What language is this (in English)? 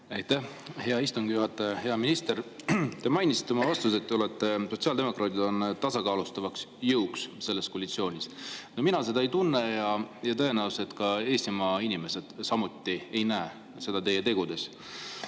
Estonian